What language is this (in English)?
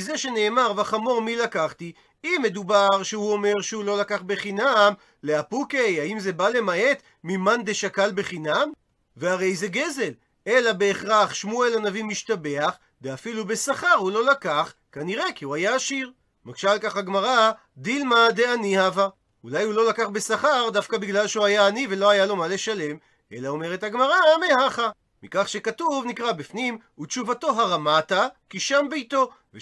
Hebrew